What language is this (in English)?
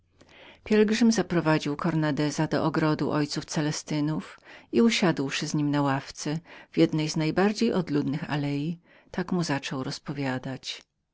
Polish